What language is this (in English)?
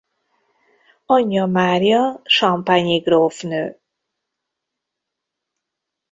Hungarian